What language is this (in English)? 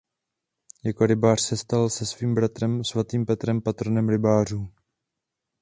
Czech